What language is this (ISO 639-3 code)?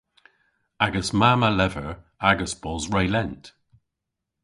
cor